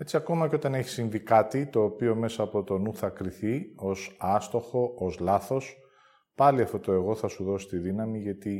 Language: Greek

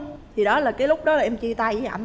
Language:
Vietnamese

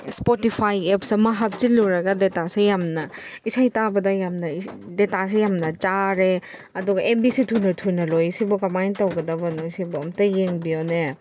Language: Manipuri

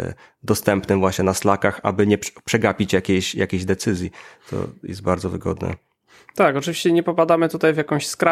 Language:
Polish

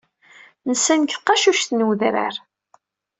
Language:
Kabyle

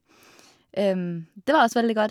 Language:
Norwegian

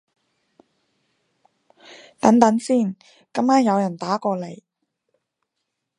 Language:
Cantonese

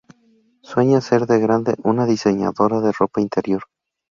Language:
Spanish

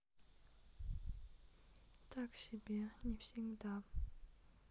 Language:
Russian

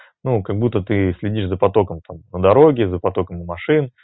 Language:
Russian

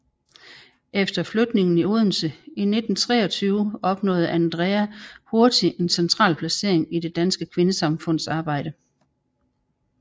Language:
Danish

